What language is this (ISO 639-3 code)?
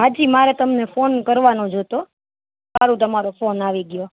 guj